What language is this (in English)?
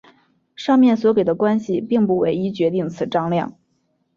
Chinese